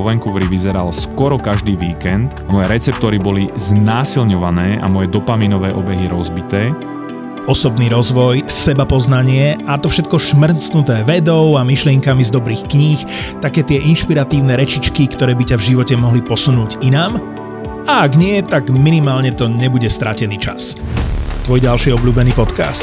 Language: Slovak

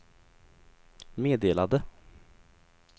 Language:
Swedish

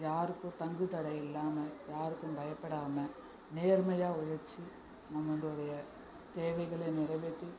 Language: Tamil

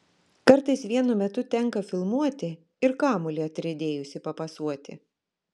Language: Lithuanian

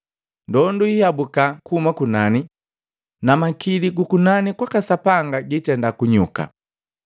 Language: Matengo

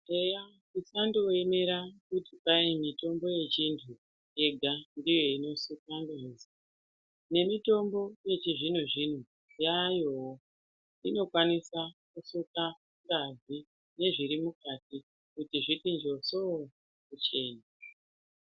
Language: Ndau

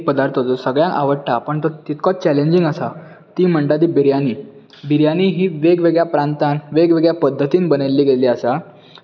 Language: Konkani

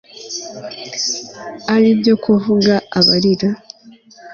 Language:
Kinyarwanda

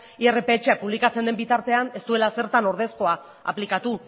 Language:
Basque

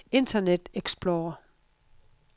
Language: Danish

